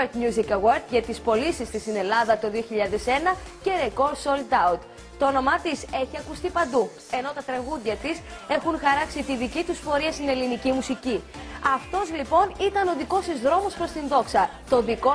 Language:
Greek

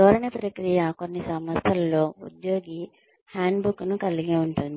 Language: Telugu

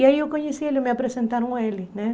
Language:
Portuguese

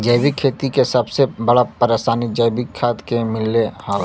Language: Bhojpuri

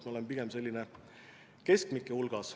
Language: Estonian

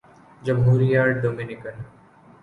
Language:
Urdu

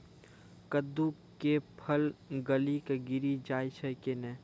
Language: Maithili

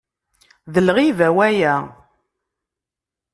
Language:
Kabyle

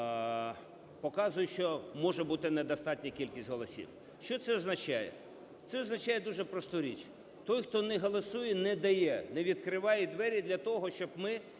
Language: Ukrainian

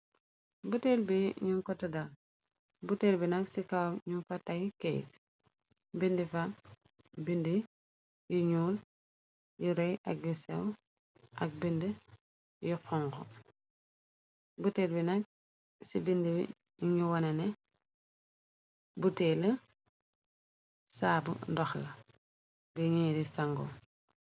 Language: Wolof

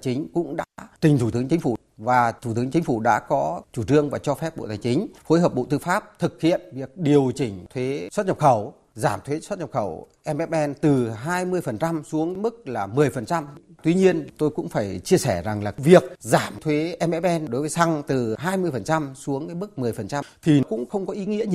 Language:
Vietnamese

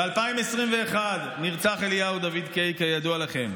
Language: Hebrew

